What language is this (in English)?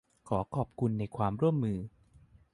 Thai